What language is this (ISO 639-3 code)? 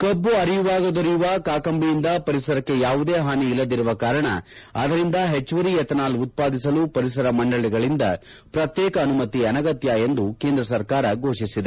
kan